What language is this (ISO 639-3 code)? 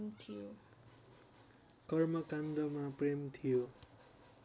nep